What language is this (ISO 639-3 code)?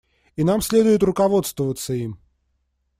rus